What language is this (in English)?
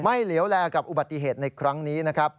Thai